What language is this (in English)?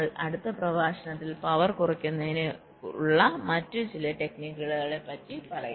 Malayalam